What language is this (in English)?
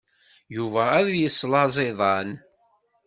Kabyle